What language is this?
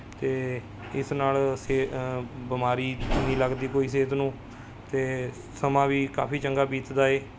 Punjabi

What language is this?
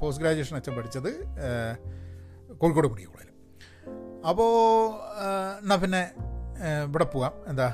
Malayalam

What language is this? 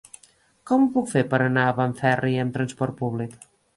Catalan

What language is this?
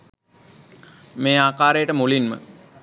Sinhala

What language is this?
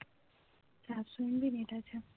Bangla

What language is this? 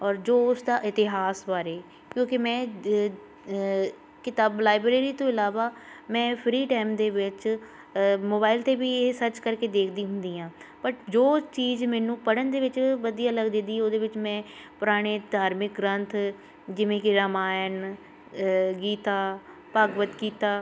Punjabi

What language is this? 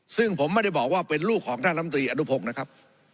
Thai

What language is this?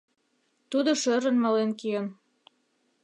Mari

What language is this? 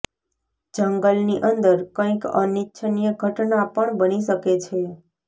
Gujarati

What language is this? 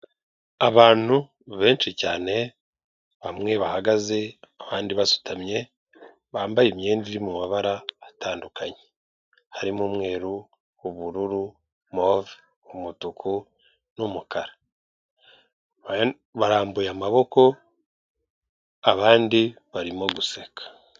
Kinyarwanda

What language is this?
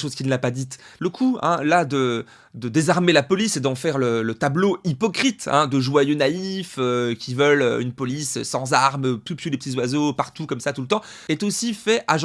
French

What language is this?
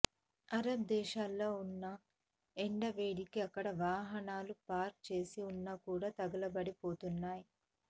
Telugu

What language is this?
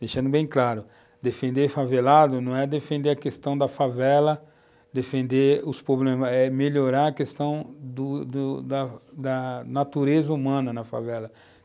Portuguese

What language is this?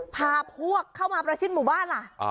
Thai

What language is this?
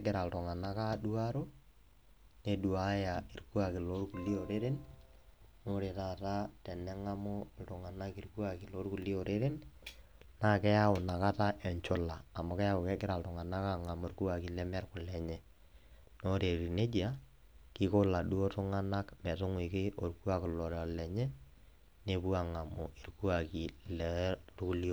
Masai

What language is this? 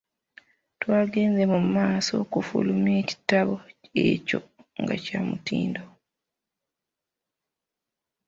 Ganda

